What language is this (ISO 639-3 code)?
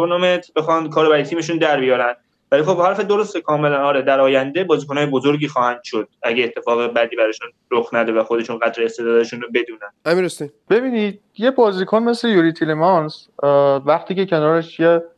fas